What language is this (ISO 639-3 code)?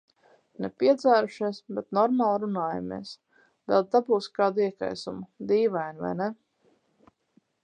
lav